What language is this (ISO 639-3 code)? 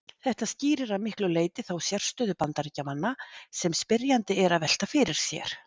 isl